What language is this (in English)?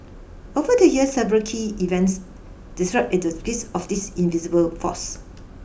English